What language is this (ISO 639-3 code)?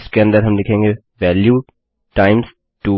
hin